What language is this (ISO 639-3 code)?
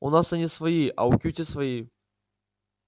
rus